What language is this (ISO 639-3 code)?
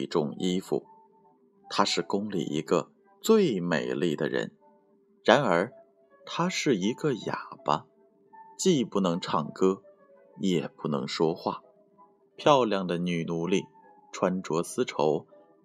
zho